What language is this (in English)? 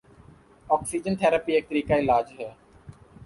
Urdu